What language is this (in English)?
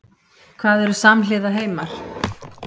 Icelandic